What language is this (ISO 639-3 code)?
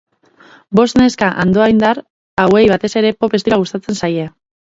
eus